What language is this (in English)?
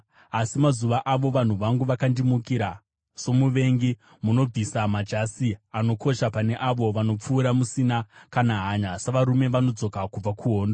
Shona